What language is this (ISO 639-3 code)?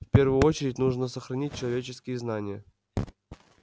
rus